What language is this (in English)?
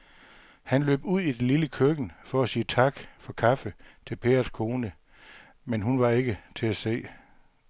Danish